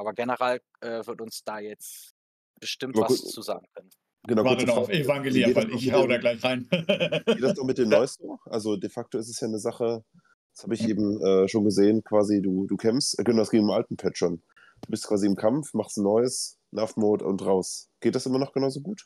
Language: German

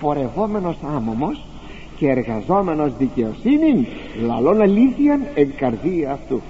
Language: Greek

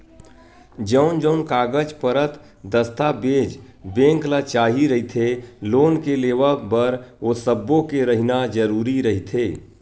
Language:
Chhattisgarhi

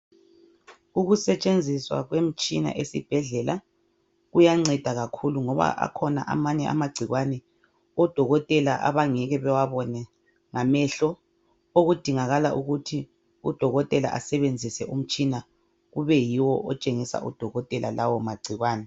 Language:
North Ndebele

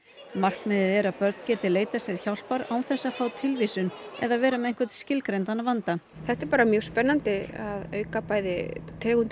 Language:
Icelandic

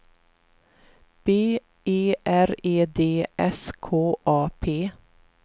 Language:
Swedish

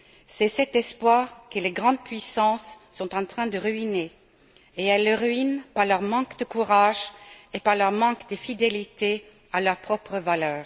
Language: French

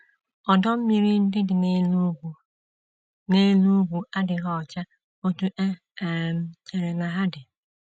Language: Igbo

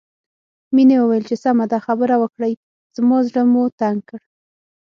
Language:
Pashto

